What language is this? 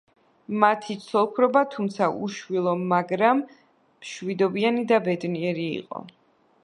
Georgian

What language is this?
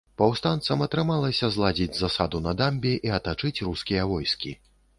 Belarusian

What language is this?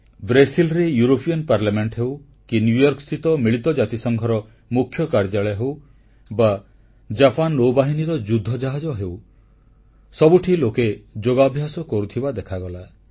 Odia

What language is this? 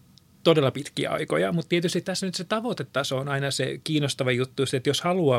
Finnish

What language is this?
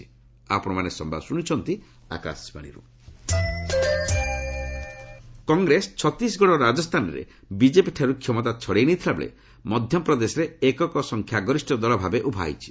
Odia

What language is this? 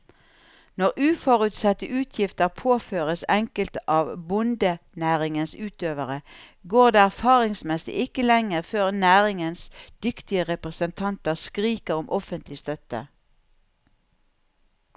Norwegian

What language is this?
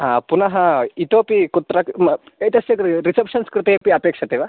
Sanskrit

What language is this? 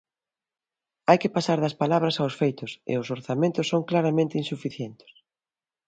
Galician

